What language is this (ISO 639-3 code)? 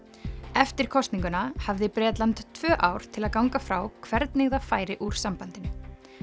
isl